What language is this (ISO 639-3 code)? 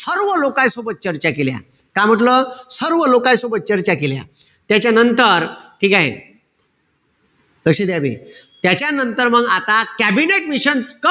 mar